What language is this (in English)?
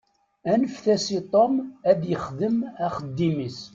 Kabyle